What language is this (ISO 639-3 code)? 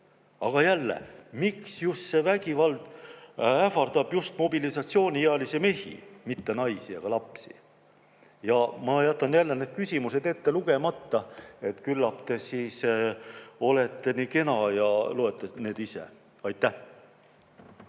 est